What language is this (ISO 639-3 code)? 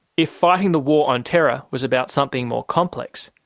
eng